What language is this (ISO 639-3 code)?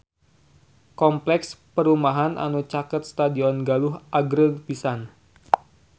sun